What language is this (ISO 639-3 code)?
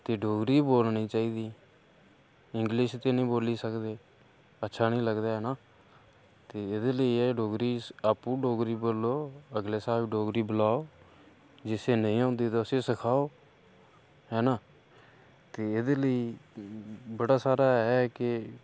doi